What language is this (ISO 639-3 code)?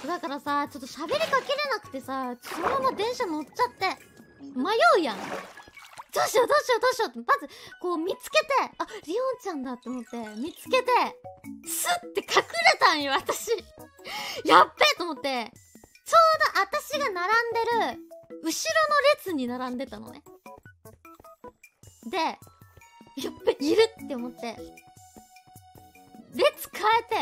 jpn